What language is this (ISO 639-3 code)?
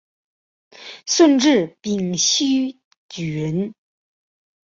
zho